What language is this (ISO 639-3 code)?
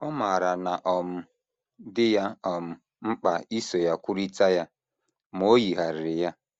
ibo